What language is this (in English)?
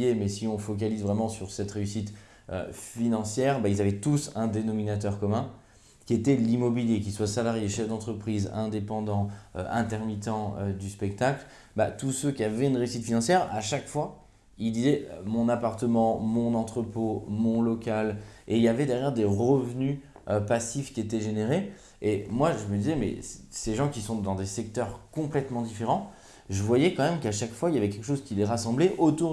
French